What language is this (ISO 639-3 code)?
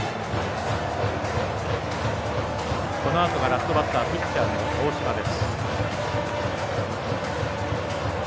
jpn